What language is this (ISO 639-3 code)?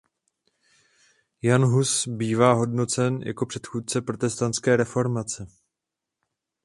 ces